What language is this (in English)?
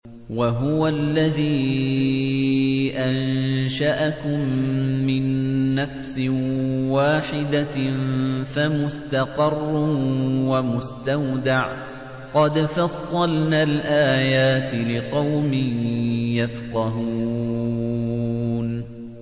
Arabic